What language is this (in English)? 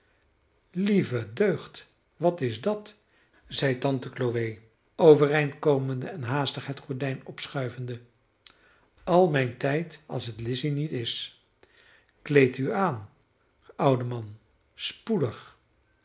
Dutch